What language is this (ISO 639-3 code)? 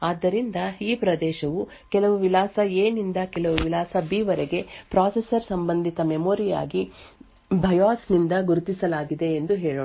kan